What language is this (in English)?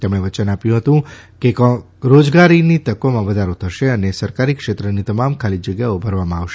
Gujarati